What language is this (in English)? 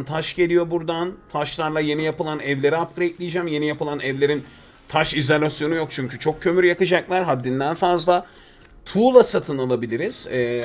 Turkish